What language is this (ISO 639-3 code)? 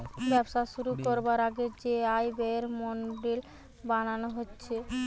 ben